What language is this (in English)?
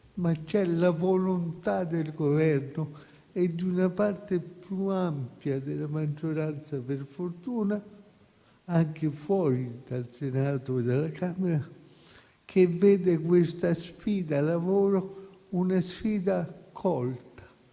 Italian